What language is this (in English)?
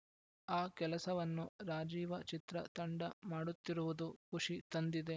Kannada